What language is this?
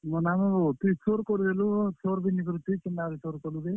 Odia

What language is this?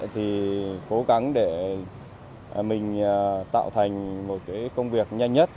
Vietnamese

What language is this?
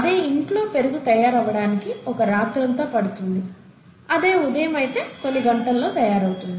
Telugu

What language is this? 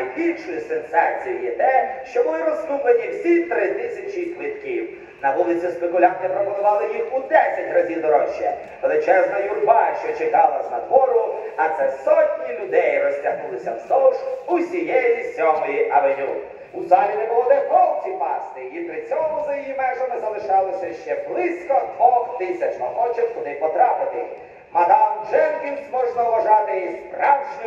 Ukrainian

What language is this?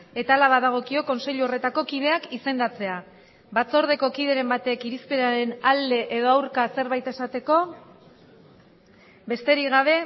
Basque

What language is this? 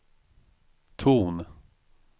Swedish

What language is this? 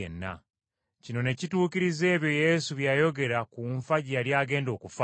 Ganda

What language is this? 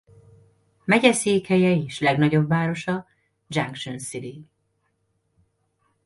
Hungarian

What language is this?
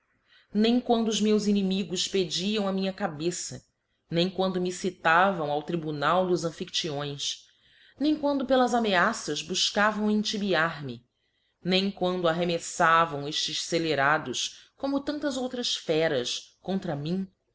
Portuguese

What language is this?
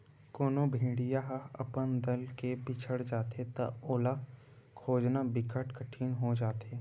Chhattisgarhi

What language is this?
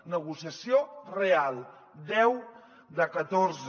Catalan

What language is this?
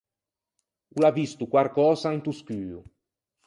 Ligurian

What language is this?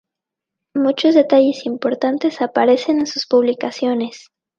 Spanish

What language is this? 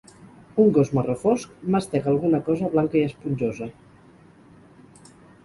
Catalan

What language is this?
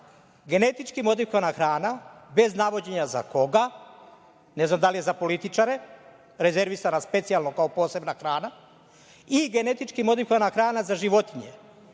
Serbian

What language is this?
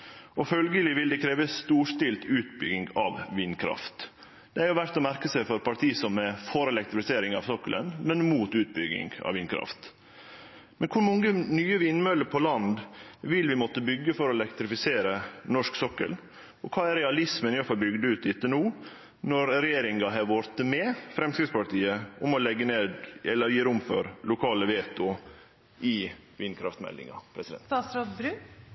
Norwegian Nynorsk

